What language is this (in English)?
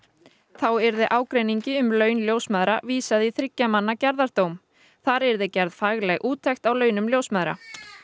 Icelandic